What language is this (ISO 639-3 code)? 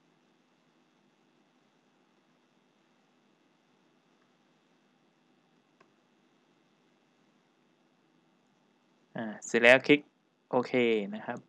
tha